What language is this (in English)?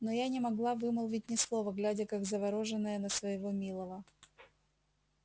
Russian